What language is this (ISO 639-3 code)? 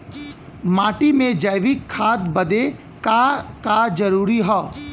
bho